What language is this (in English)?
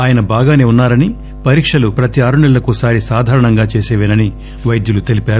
Telugu